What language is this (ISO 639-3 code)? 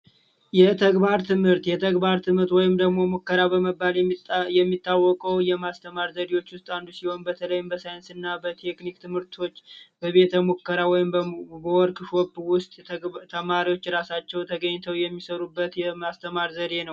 amh